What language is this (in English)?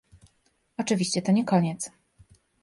Polish